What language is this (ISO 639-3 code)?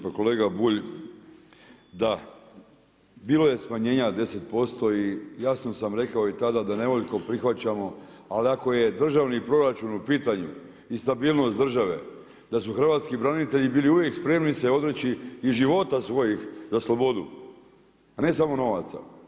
hrv